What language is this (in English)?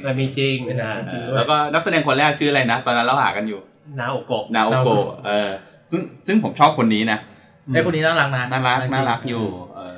Thai